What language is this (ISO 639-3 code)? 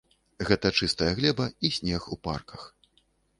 bel